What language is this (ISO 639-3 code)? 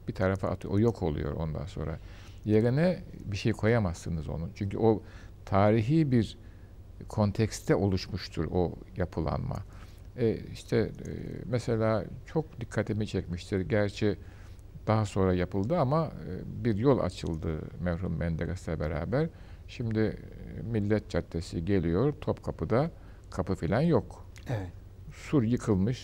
tur